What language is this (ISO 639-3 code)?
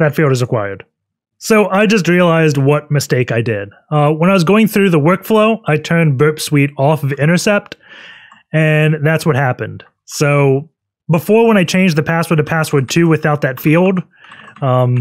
eng